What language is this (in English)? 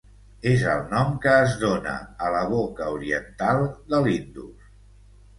Catalan